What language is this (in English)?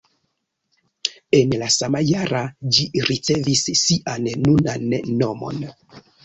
Esperanto